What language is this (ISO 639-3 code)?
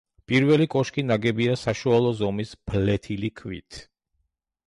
kat